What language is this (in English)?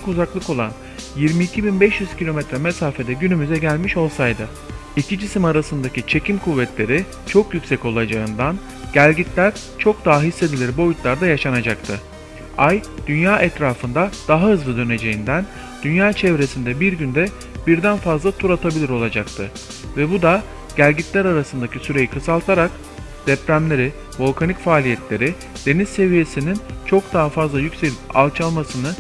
Turkish